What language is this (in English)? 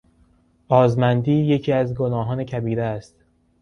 Persian